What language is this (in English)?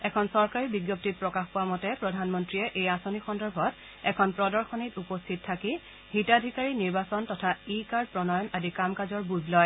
Assamese